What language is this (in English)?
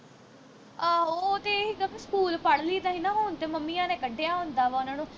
Punjabi